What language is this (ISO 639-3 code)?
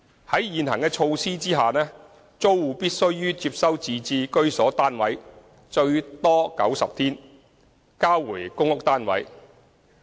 yue